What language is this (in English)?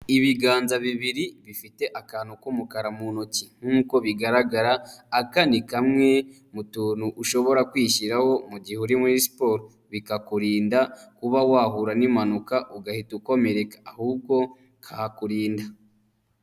Kinyarwanda